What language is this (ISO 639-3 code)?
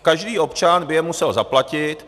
ces